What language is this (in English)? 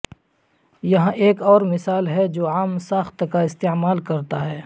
Urdu